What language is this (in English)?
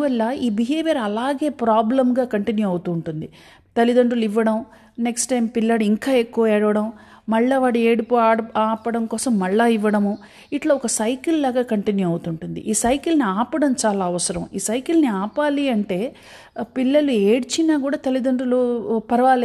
Telugu